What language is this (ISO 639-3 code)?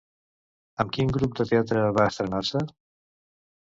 cat